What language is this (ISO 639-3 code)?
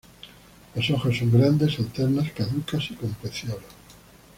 spa